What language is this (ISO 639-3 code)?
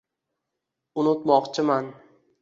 uzb